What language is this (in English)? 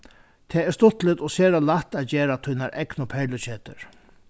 Faroese